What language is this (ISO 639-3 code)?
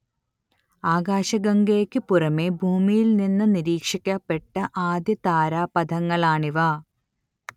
mal